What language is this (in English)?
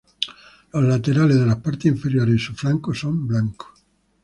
Spanish